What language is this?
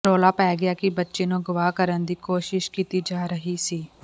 Punjabi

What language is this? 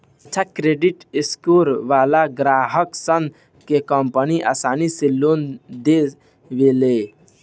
Bhojpuri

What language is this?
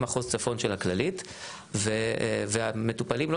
Hebrew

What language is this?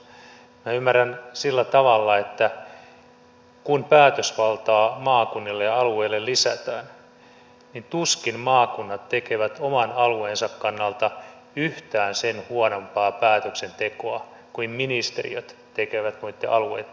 Finnish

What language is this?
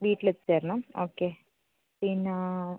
Malayalam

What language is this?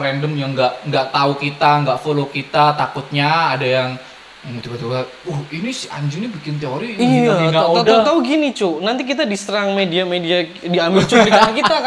Indonesian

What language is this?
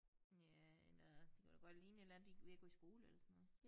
Danish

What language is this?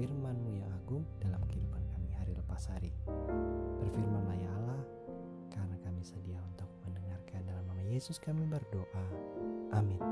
Indonesian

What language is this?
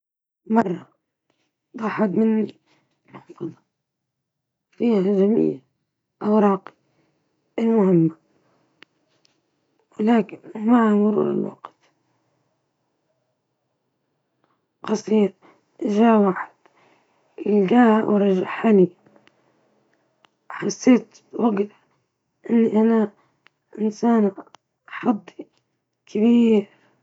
Libyan Arabic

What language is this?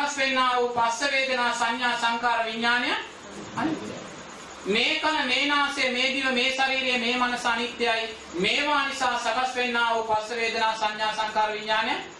Sinhala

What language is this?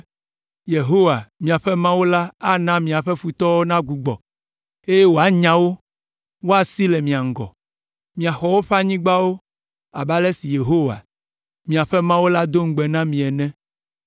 Ewe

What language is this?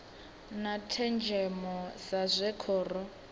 Venda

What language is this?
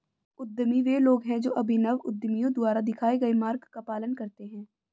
Hindi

